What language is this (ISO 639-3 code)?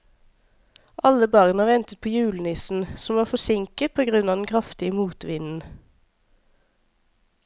nor